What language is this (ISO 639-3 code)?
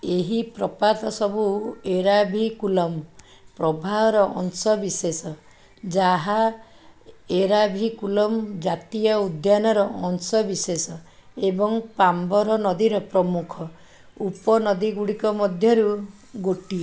ori